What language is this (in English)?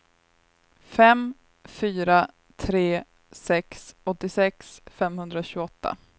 Swedish